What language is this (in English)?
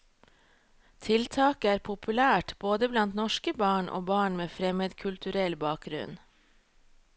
Norwegian